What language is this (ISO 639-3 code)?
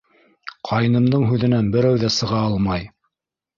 bak